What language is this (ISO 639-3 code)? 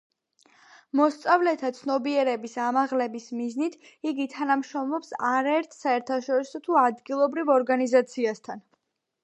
kat